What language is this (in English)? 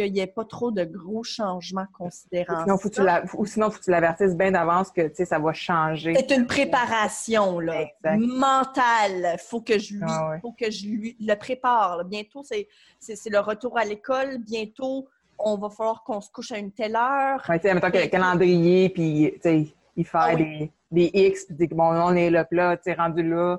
French